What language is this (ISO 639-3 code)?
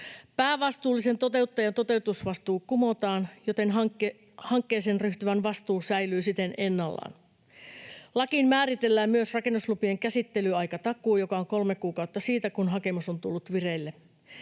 fin